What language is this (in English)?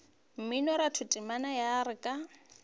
Northern Sotho